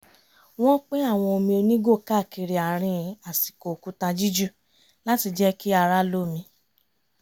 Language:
Yoruba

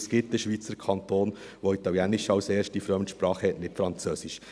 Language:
Swiss German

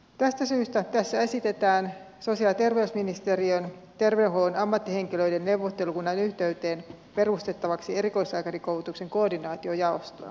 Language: Finnish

